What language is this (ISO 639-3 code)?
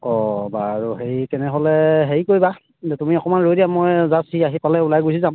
asm